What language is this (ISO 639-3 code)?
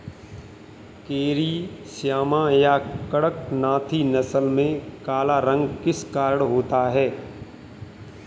hin